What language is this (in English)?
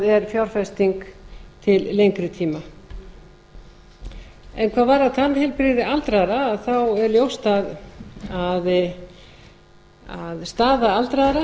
Icelandic